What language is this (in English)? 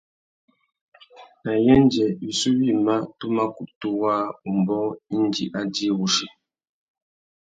Tuki